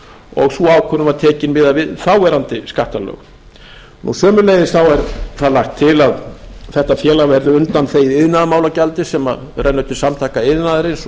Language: Icelandic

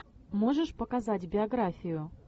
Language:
Russian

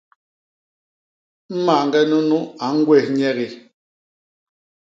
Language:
Basaa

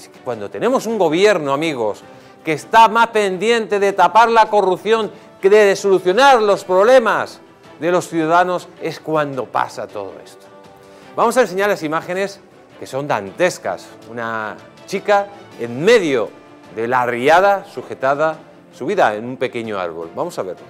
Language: Spanish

